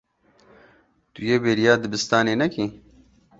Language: Kurdish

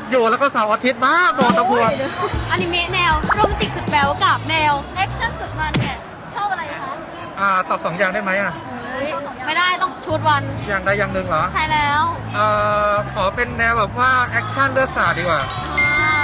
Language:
Thai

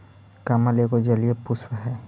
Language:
Magahi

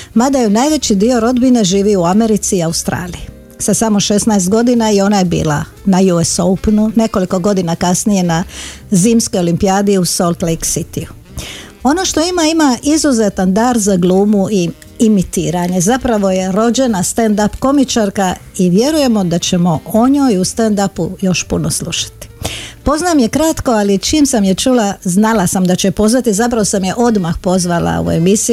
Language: Croatian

